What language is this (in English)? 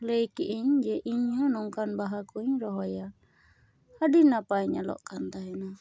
Santali